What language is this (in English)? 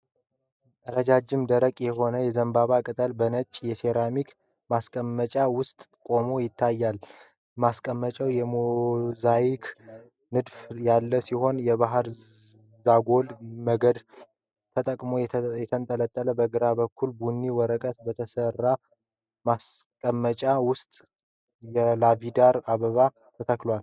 Amharic